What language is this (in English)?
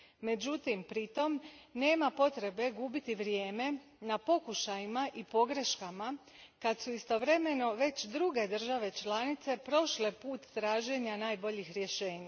Croatian